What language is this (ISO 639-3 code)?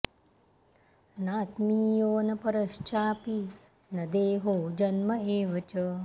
san